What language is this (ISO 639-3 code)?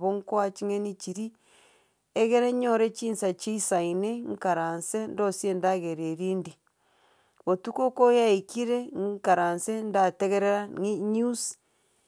guz